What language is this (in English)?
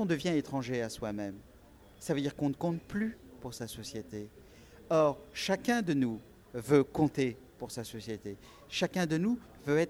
French